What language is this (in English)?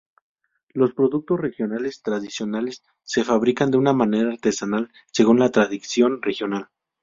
Spanish